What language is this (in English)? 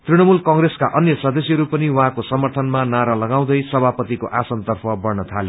Nepali